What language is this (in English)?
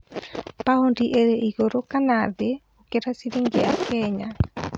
Kikuyu